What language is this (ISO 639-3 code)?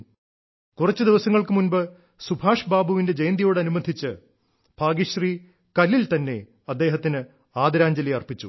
mal